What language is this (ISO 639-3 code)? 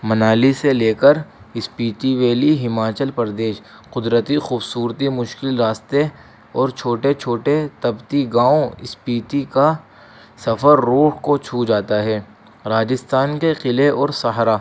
urd